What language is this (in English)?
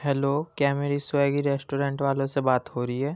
Urdu